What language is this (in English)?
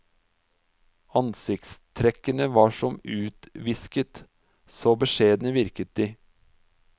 Norwegian